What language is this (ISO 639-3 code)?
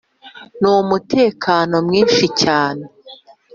kin